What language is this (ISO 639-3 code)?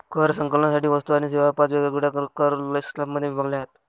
mar